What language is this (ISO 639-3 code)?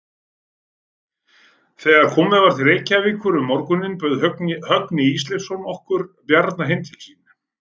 isl